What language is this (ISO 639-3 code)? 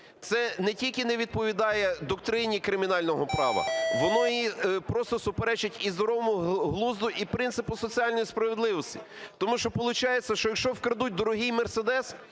ukr